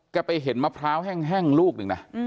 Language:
Thai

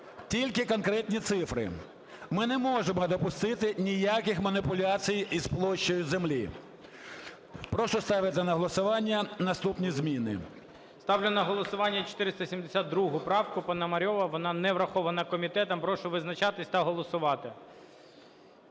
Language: Ukrainian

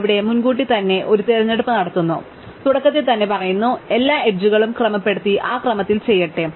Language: Malayalam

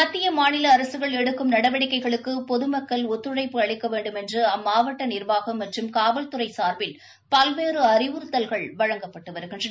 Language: Tamil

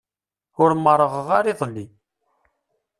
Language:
Kabyle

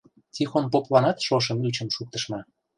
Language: Mari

